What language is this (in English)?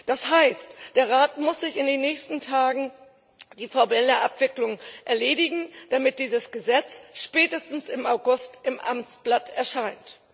German